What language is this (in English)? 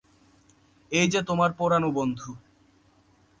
Bangla